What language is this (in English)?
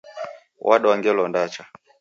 Taita